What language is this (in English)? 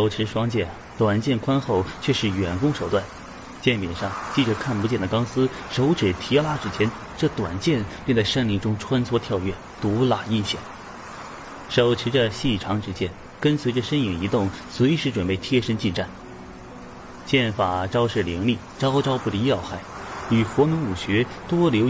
Chinese